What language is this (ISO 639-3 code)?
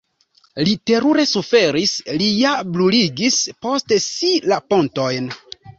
epo